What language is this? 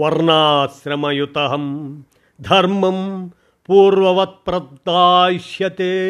Telugu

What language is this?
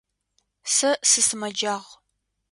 Adyghe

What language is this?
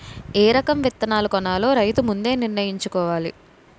Telugu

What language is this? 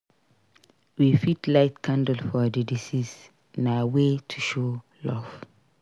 Nigerian Pidgin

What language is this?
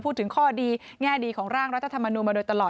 Thai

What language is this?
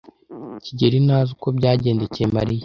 Kinyarwanda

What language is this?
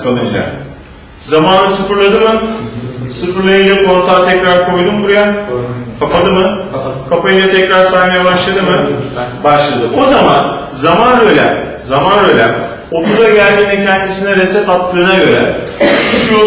Turkish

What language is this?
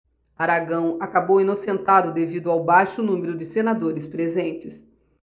Portuguese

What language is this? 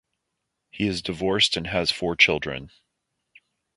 English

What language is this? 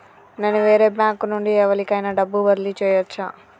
Telugu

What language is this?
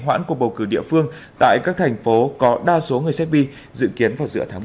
Vietnamese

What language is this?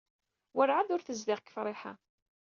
Kabyle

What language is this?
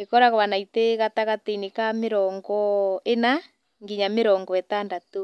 Kikuyu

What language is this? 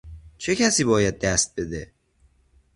Persian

